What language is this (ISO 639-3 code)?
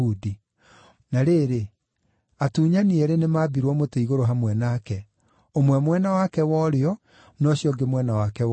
kik